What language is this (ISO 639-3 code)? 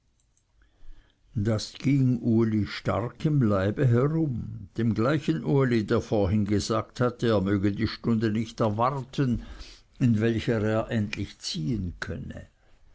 deu